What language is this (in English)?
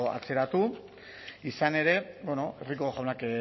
Basque